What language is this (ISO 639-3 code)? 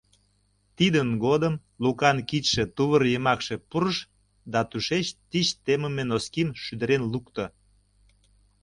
chm